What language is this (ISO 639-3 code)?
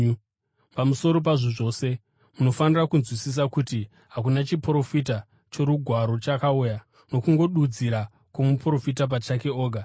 sna